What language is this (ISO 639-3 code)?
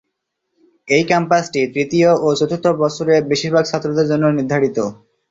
ben